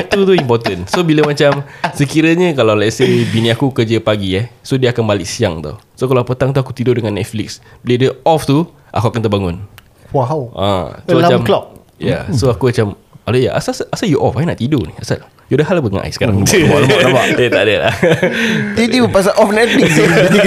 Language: Malay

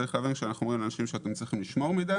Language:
Hebrew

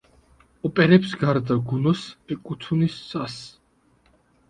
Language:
Georgian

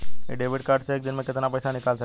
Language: Bhojpuri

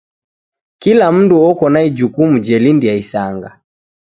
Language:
Taita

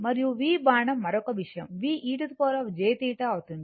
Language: Telugu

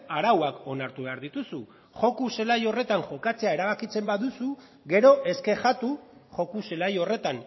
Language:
Basque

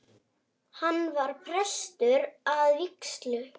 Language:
Icelandic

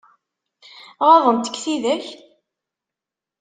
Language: Kabyle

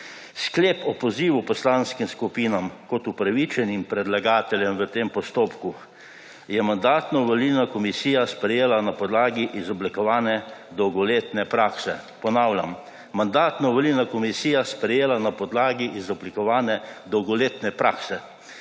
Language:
Slovenian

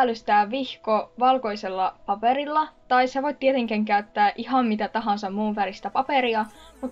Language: Finnish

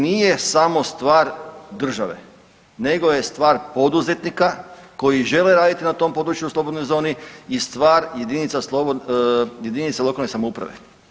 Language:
Croatian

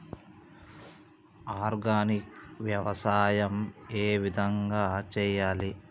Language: Telugu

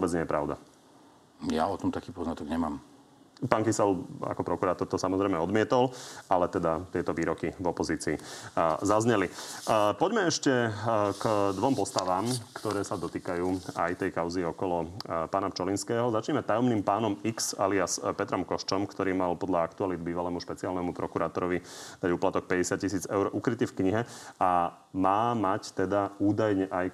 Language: Slovak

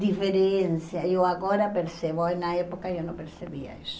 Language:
Portuguese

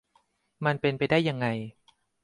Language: Thai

